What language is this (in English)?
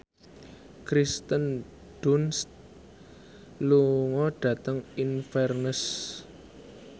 Javanese